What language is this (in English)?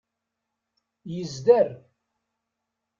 Kabyle